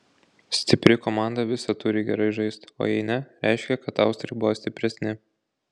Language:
Lithuanian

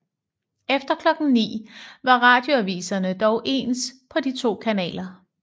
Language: Danish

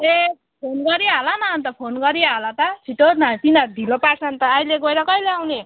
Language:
Nepali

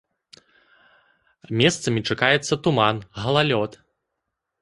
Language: Belarusian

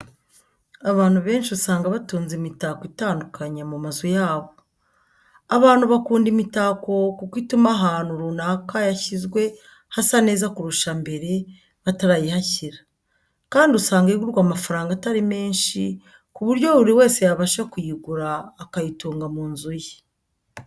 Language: Kinyarwanda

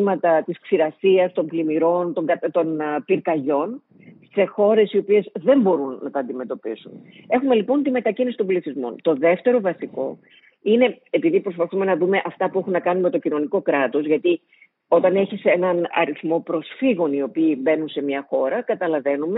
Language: Greek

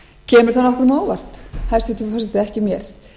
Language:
Icelandic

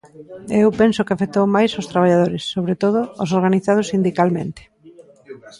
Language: Galician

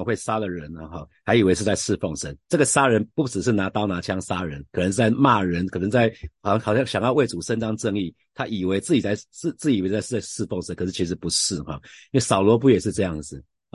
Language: Chinese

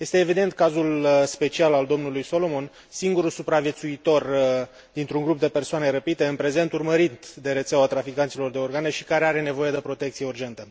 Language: Romanian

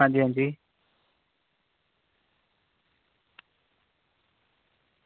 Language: Dogri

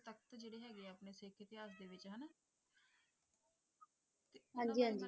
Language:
Punjabi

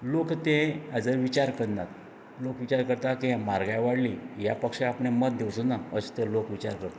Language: Konkani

